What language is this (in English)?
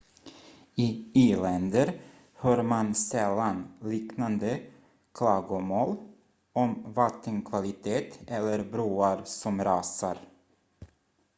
Swedish